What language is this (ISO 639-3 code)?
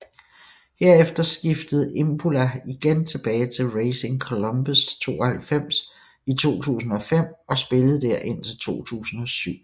dan